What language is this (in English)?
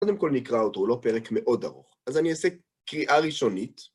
Hebrew